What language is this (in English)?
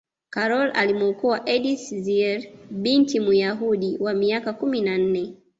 Swahili